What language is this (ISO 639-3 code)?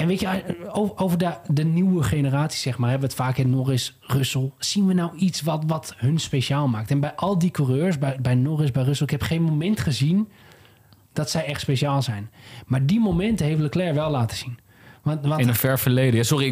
nld